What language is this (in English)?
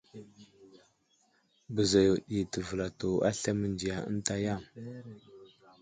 Wuzlam